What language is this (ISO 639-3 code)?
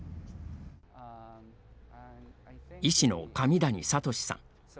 jpn